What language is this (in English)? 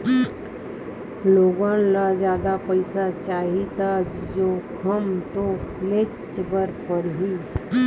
Chhattisgarhi